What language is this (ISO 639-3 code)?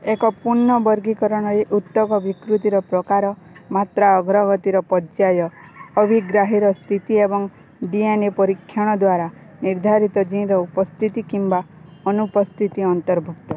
ori